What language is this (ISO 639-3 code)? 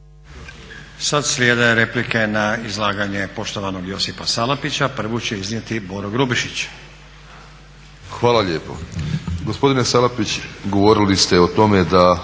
hrv